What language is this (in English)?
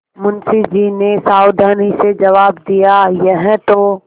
Hindi